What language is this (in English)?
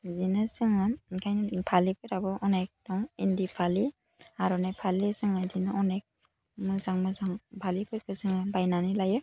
Bodo